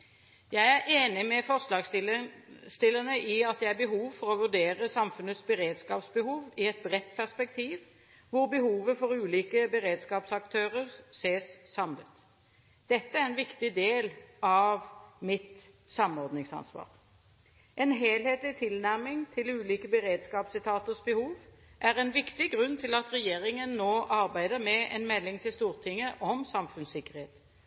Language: Norwegian Bokmål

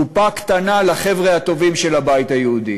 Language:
Hebrew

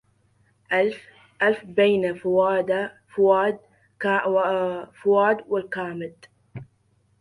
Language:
Arabic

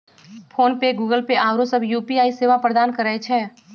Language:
Magahi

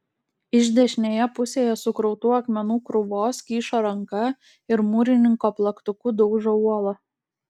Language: Lithuanian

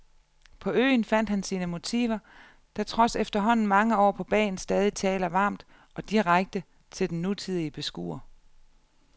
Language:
Danish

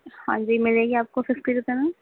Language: Urdu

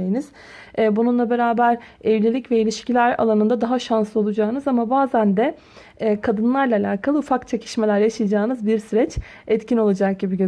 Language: Turkish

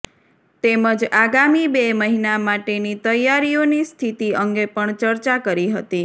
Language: Gujarati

